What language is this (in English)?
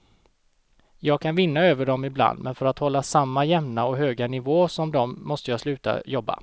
Swedish